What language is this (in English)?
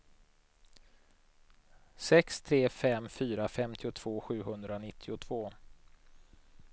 Swedish